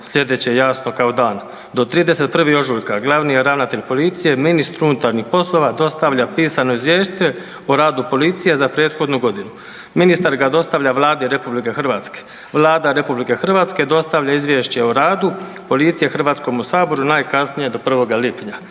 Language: Croatian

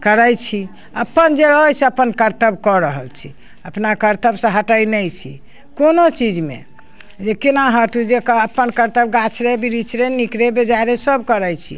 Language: Maithili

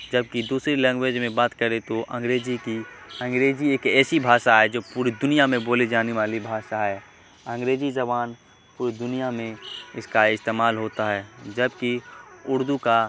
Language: Urdu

